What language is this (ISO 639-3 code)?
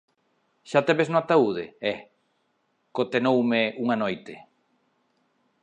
glg